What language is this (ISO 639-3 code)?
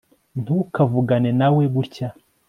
kin